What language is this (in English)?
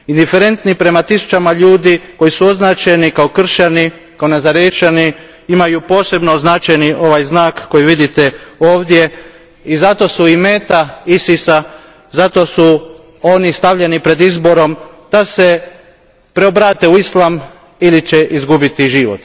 Croatian